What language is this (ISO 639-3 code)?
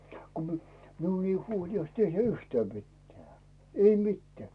fin